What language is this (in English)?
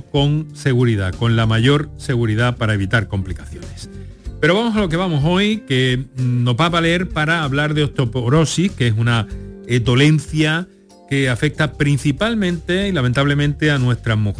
Spanish